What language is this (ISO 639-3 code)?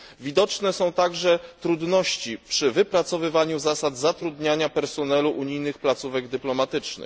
pol